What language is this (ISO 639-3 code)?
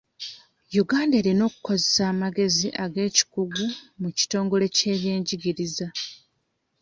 lug